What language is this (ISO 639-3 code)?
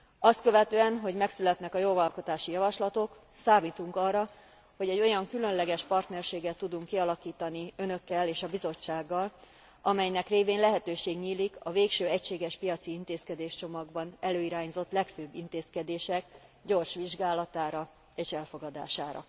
hun